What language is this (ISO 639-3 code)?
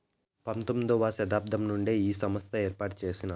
tel